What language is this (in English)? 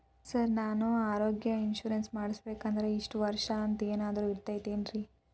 Kannada